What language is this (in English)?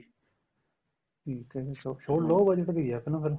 Punjabi